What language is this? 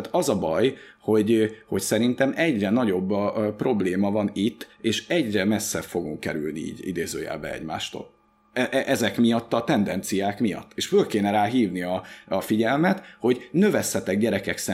Hungarian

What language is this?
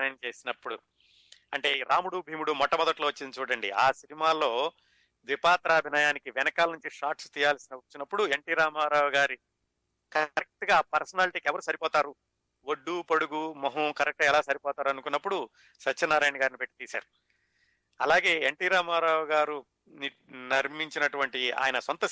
Telugu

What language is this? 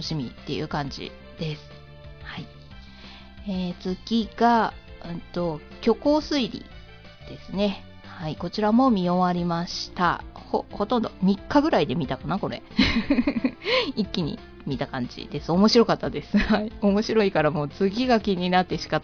Japanese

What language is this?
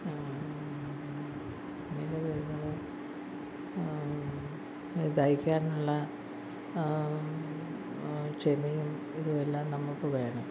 Malayalam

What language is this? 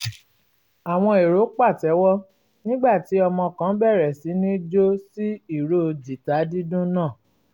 Yoruba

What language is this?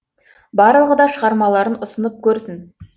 Kazakh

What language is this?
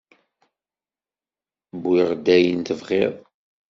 Kabyle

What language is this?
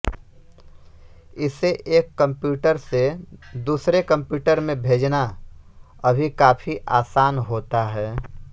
Hindi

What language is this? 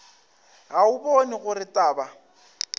Northern Sotho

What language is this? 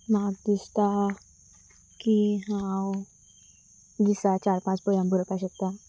Konkani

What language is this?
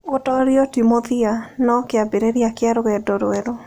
Kikuyu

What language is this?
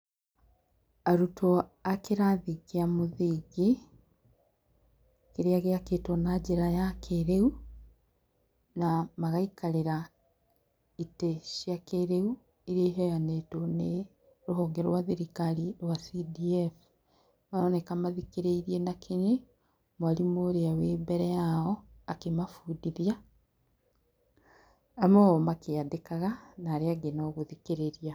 Kikuyu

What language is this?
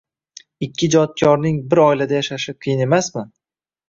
Uzbek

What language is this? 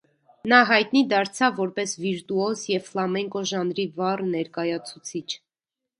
Armenian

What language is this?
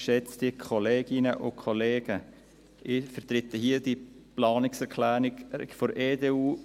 Swiss German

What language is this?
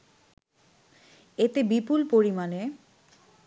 Bangla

